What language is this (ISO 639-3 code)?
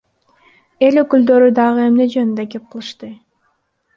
kir